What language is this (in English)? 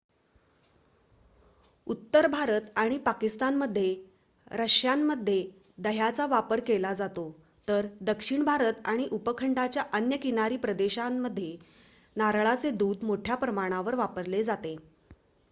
Marathi